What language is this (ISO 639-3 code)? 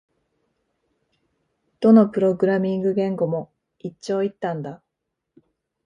jpn